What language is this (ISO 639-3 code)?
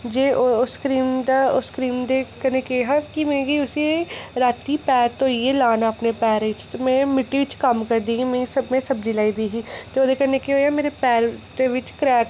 doi